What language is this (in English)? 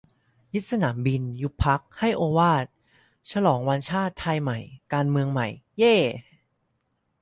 Thai